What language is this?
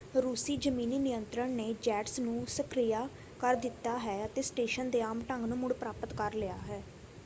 Punjabi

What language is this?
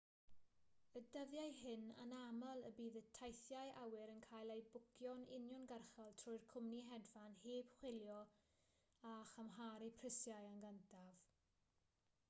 Welsh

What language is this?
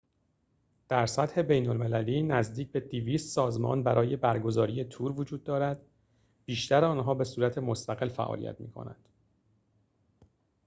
Persian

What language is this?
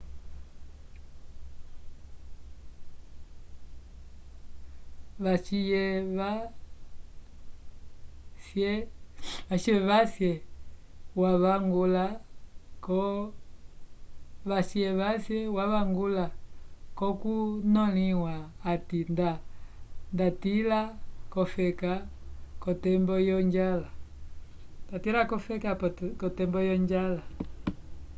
Umbundu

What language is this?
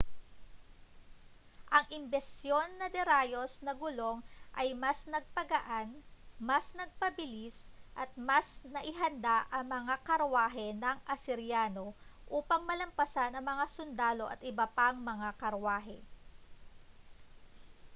Filipino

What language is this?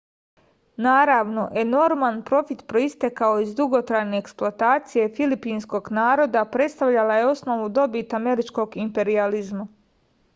Serbian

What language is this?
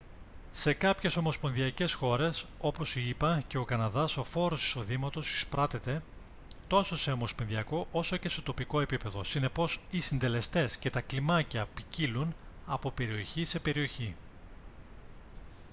Greek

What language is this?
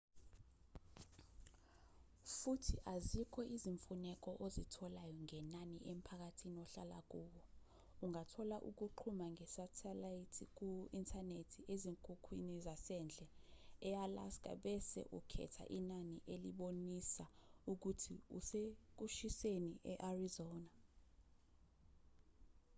Zulu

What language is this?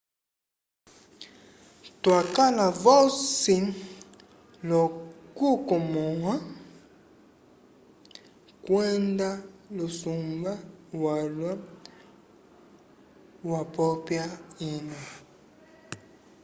Umbundu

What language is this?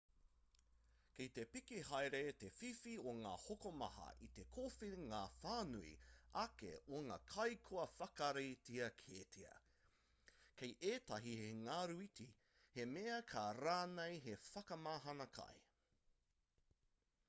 Māori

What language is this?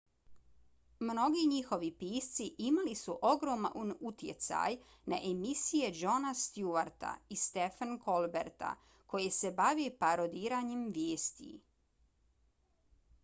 Bosnian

